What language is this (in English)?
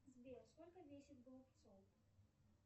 Russian